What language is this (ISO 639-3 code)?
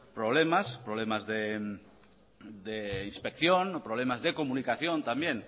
spa